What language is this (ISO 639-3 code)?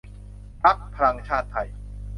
tha